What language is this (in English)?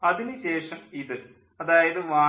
Malayalam